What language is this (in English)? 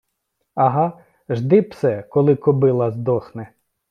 Ukrainian